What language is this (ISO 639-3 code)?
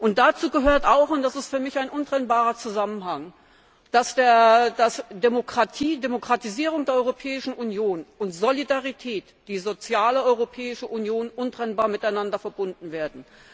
deu